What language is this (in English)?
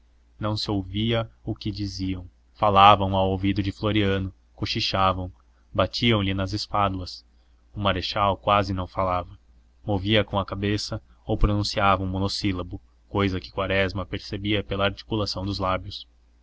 Portuguese